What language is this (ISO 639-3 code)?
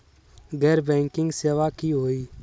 mag